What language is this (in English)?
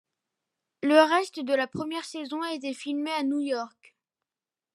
French